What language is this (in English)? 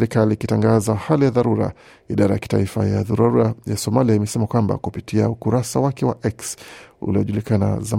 Swahili